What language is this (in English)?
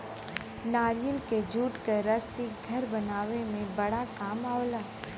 Bhojpuri